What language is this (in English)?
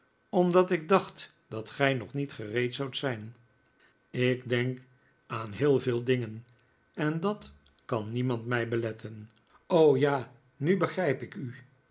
Dutch